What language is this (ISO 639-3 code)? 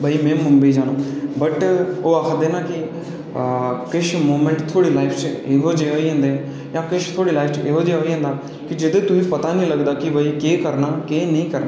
doi